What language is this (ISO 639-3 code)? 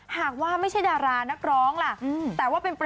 tha